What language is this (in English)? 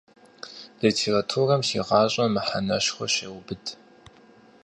Kabardian